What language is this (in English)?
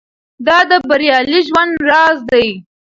Pashto